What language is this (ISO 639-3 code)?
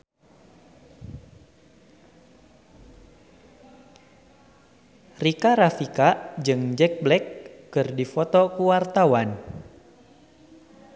sun